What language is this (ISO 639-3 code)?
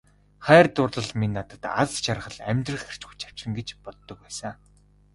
mon